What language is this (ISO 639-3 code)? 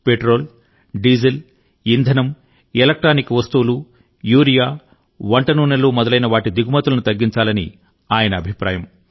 tel